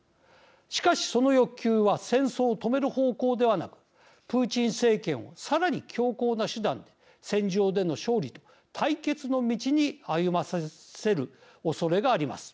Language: Japanese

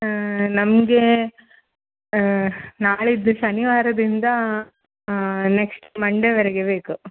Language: Kannada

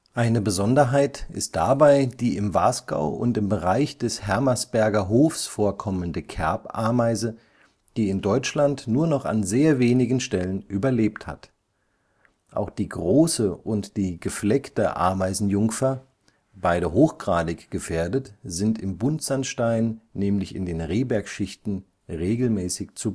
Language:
German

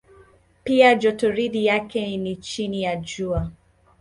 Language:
Swahili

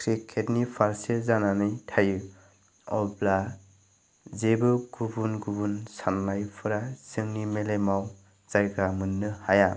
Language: Bodo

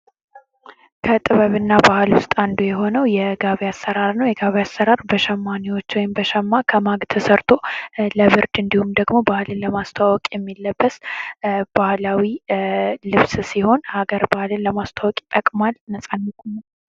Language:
Amharic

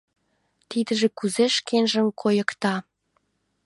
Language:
Mari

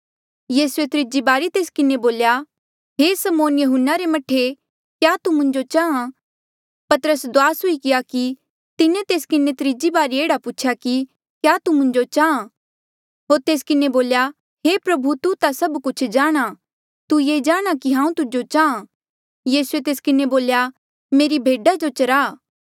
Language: Mandeali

